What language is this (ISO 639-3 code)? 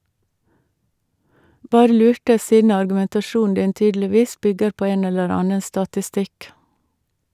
nor